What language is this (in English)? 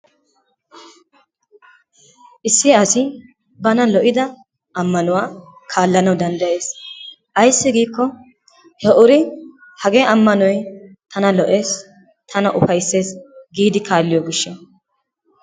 Wolaytta